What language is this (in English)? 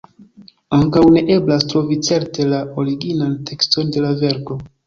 Esperanto